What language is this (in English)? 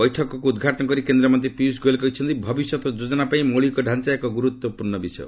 Odia